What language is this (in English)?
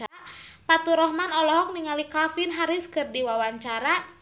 Sundanese